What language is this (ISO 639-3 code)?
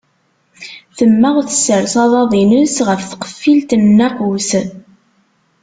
kab